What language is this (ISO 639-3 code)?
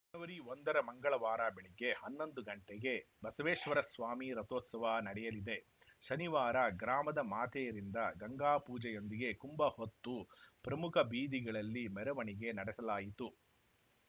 kan